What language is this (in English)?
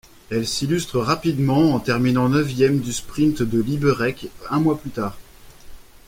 French